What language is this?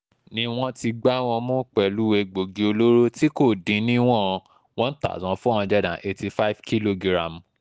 Yoruba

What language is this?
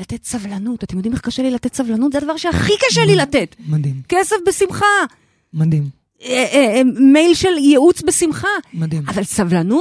Hebrew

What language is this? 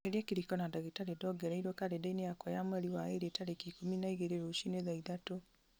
Kikuyu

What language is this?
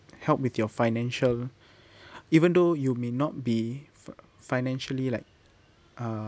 English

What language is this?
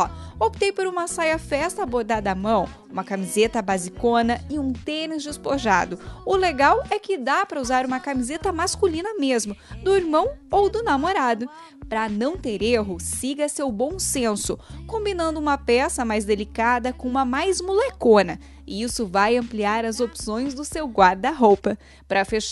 Portuguese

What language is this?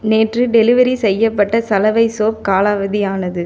Tamil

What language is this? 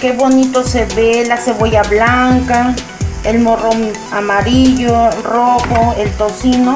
Spanish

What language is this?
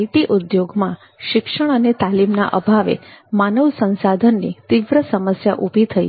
Gujarati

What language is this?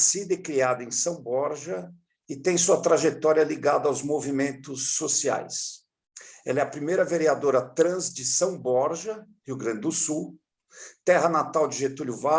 Portuguese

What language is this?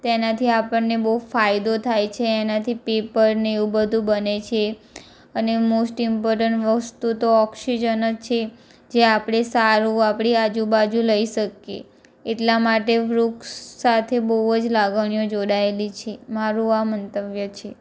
Gujarati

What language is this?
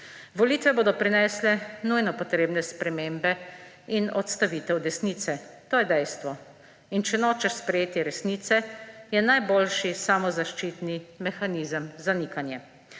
Slovenian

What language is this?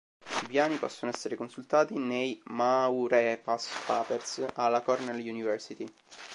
Italian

